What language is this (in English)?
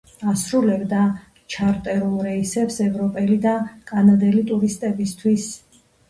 Georgian